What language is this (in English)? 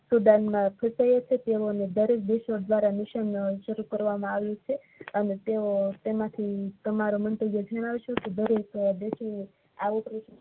Gujarati